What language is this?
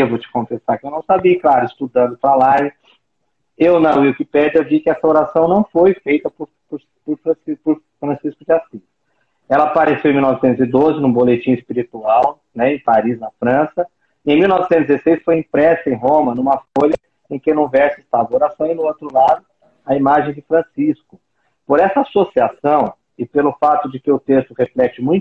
Portuguese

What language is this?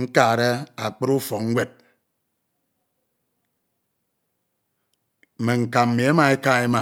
Ito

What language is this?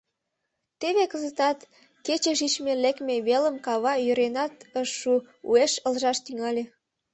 Mari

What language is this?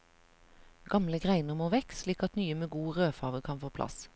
Norwegian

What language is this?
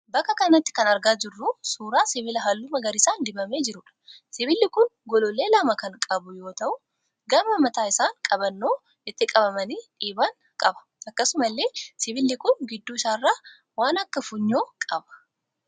Oromo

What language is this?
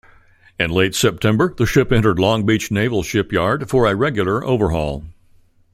English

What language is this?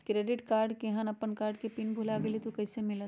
Magahi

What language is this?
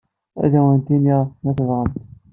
Kabyle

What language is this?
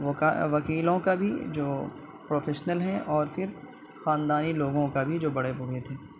Urdu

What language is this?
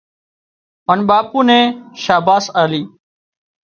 Wadiyara Koli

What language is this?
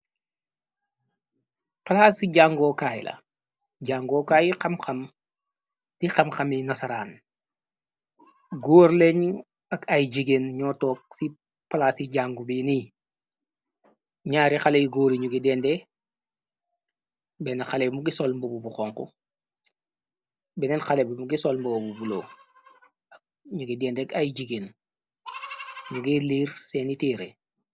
Wolof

